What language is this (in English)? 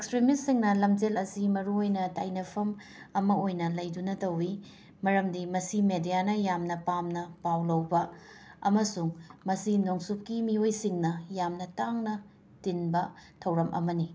Manipuri